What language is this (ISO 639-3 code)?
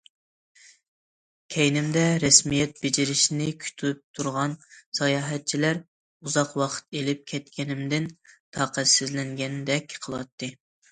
uig